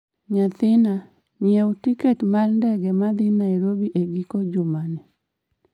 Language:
Luo (Kenya and Tanzania)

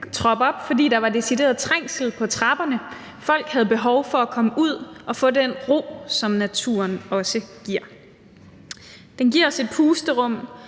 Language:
Danish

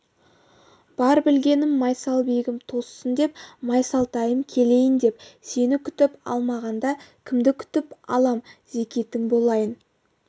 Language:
Kazakh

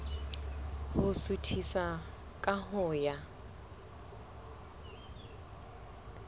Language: Southern Sotho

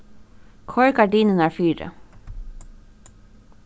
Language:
Faroese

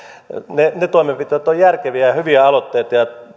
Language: Finnish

